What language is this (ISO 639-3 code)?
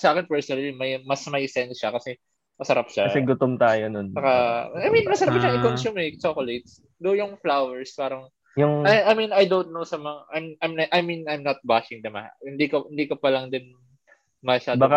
fil